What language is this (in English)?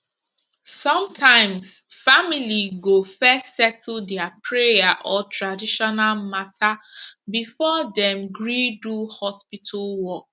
Nigerian Pidgin